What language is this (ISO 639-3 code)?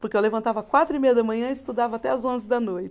por